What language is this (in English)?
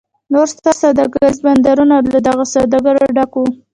Pashto